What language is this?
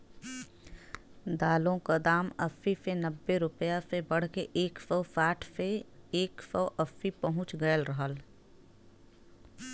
Bhojpuri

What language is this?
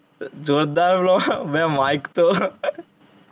Gujarati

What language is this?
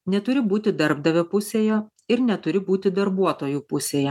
Lithuanian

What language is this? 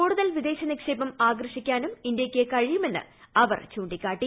Malayalam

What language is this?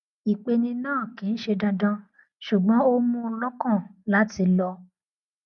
Yoruba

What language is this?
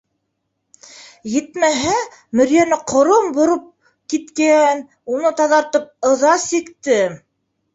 Bashkir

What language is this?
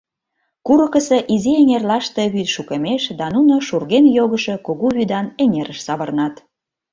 Mari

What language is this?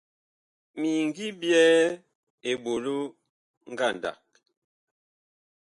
Bakoko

